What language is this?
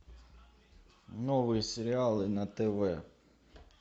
Russian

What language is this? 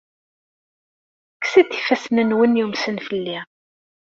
Kabyle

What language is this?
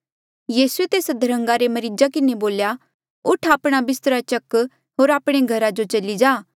Mandeali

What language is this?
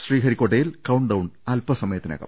Malayalam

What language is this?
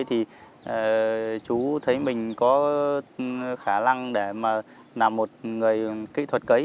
Vietnamese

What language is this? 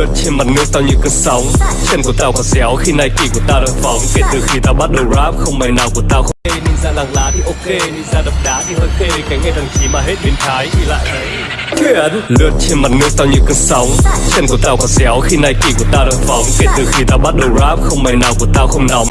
Vietnamese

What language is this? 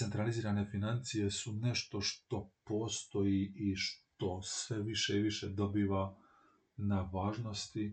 Croatian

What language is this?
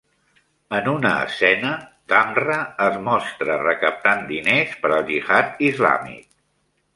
Catalan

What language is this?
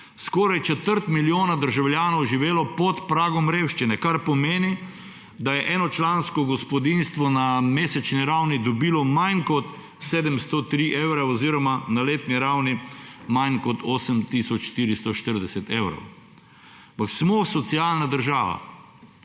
Slovenian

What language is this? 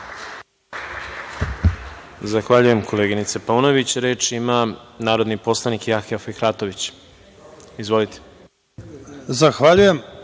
Serbian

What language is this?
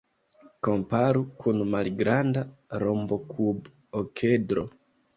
Esperanto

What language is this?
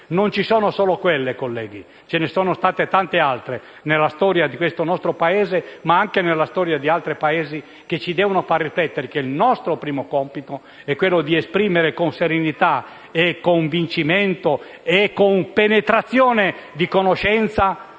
Italian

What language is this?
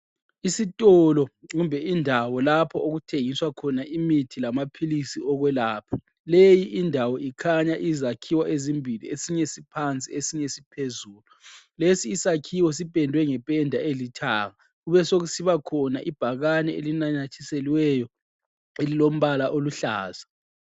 North Ndebele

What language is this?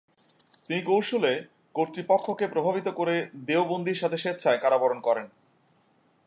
Bangla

